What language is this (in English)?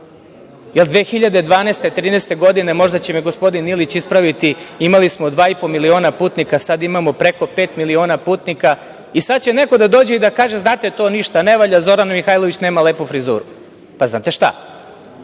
Serbian